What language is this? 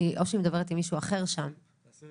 Hebrew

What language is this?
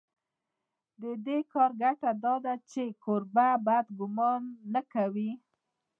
Pashto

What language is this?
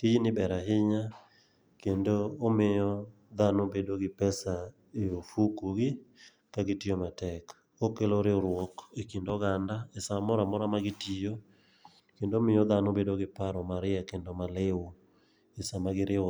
Luo (Kenya and Tanzania)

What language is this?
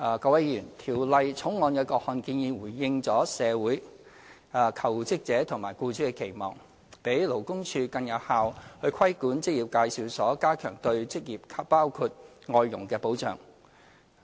Cantonese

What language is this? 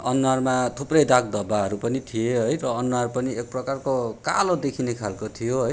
Nepali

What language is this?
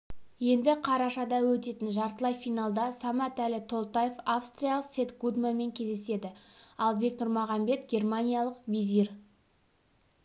Kazakh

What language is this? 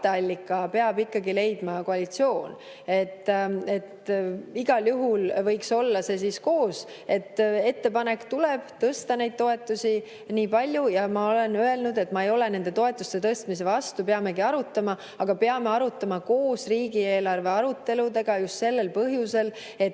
Estonian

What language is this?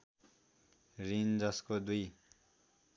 Nepali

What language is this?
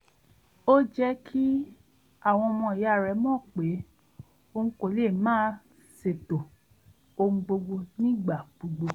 Yoruba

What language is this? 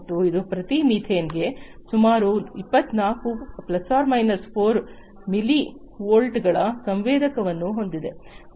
Kannada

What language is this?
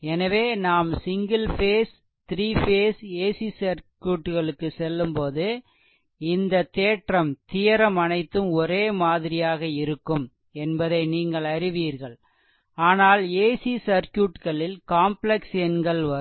Tamil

